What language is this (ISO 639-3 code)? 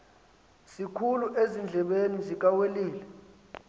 xho